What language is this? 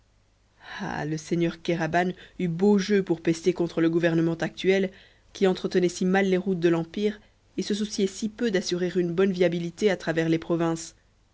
French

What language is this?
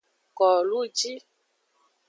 Aja (Benin)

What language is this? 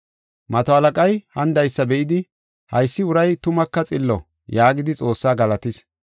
Gofa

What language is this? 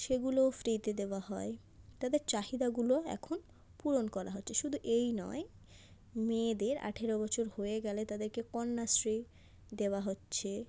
Bangla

